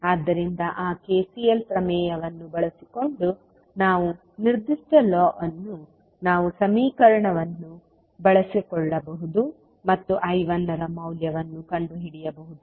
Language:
Kannada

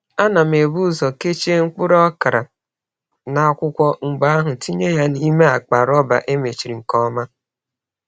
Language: Igbo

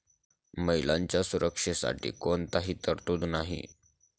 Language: Marathi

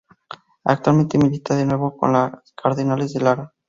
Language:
Spanish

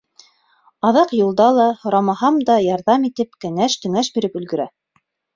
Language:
Bashkir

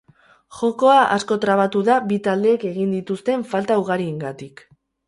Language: Basque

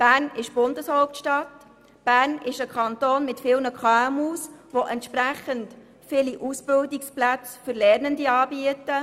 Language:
Swiss German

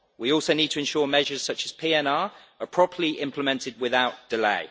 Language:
English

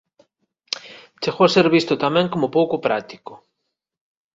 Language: Galician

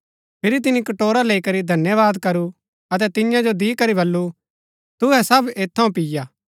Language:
Gaddi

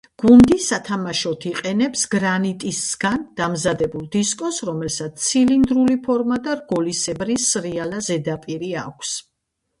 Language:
Georgian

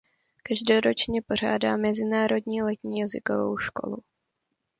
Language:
Czech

